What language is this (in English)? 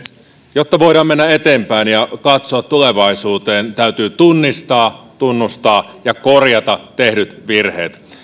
Finnish